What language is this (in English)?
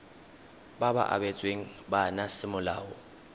Tswana